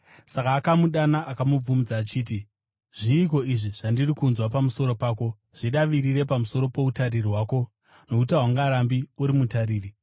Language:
Shona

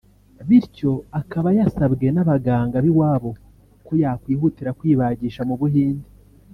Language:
Kinyarwanda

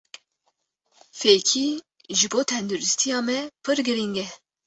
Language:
Kurdish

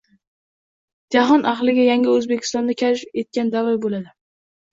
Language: Uzbek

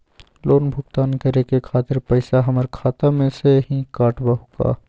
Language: Magahi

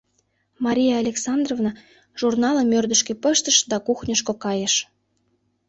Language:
Mari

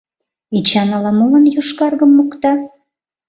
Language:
Mari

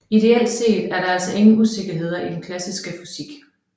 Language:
Danish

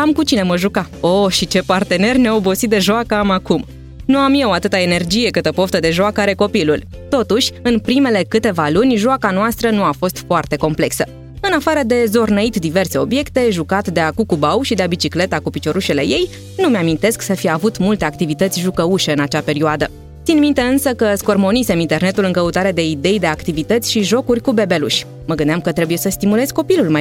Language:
Romanian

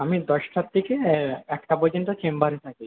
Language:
Bangla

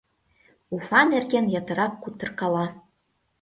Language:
Mari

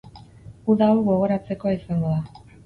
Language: Basque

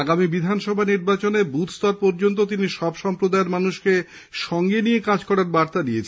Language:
Bangla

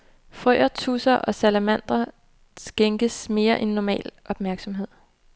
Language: Danish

